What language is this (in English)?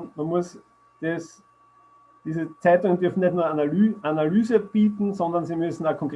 German